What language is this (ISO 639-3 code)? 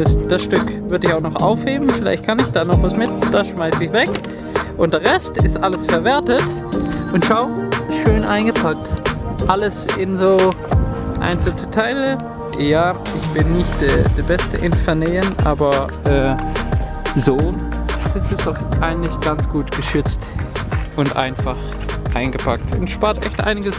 deu